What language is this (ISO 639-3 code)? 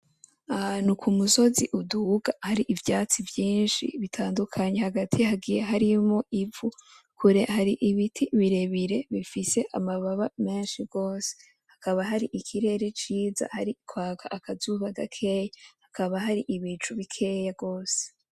run